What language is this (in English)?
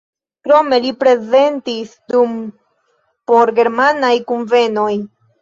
Esperanto